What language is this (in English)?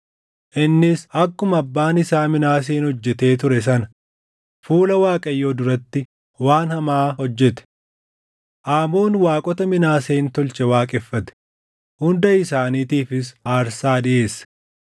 Oromo